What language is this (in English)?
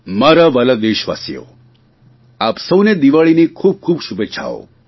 Gujarati